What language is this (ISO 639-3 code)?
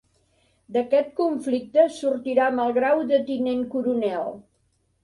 cat